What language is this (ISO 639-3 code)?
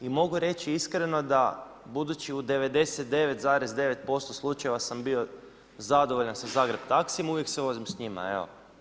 hrv